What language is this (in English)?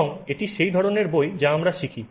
Bangla